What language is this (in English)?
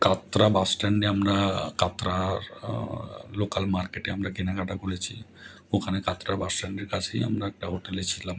Bangla